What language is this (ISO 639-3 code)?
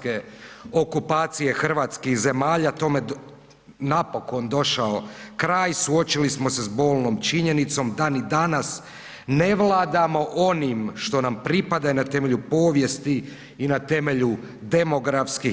hrv